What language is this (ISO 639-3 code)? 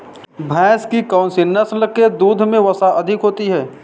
hin